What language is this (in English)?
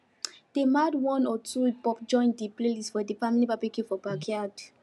Nigerian Pidgin